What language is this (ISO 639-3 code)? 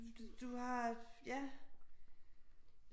dan